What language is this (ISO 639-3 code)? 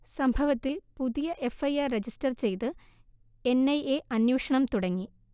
mal